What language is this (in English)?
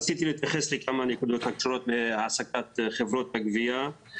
Hebrew